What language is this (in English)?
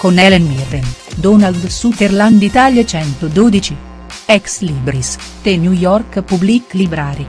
Italian